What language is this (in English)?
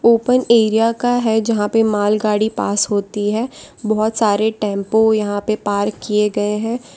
Hindi